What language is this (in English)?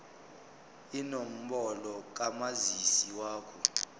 Zulu